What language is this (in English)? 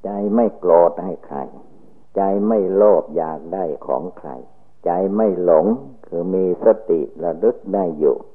Thai